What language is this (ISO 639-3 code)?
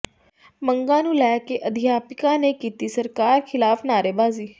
pan